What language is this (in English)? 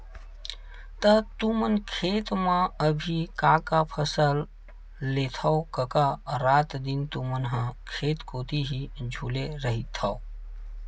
Chhattisgarhi